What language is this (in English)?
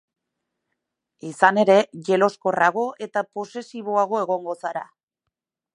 Basque